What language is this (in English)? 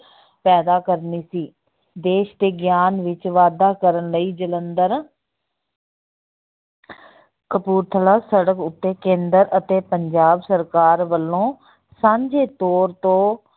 Punjabi